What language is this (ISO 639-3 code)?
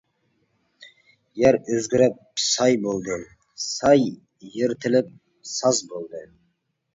uig